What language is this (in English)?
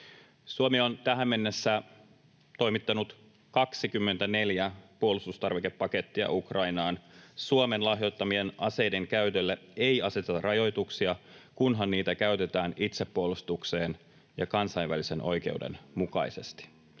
Finnish